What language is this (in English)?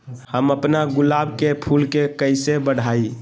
Magahi